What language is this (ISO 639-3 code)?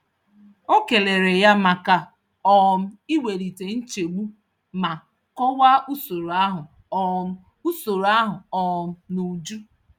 ibo